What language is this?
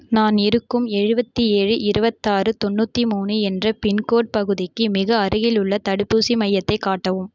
Tamil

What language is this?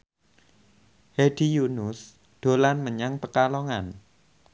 Javanese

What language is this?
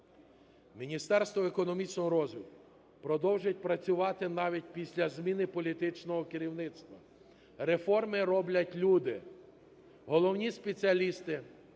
Ukrainian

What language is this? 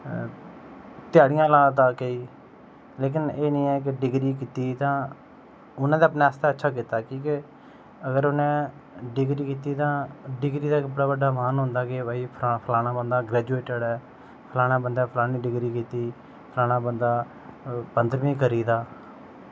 Dogri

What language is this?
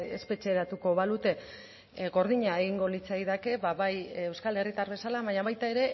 Basque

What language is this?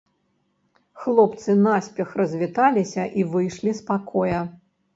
Belarusian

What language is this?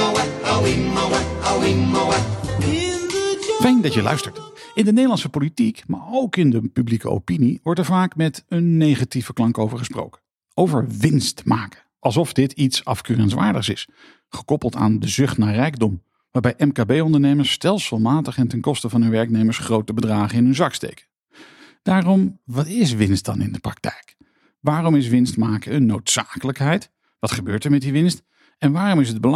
Dutch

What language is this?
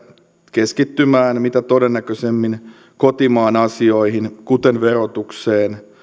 Finnish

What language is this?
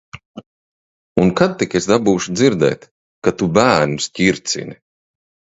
Latvian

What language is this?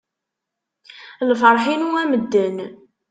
Kabyle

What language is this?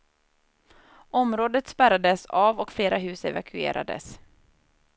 Swedish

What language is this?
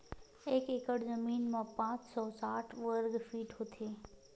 Chhattisgarhi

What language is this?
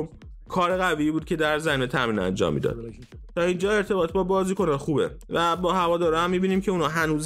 Persian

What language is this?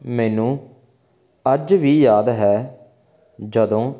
Punjabi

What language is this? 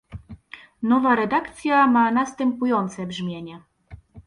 Polish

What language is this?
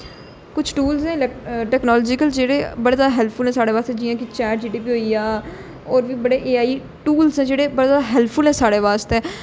Dogri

